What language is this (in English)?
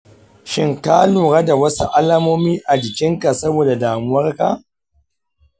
Hausa